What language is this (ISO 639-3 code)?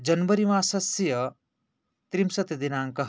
san